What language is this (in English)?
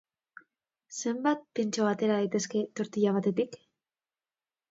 Basque